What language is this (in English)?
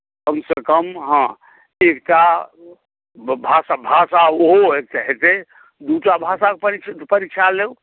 Maithili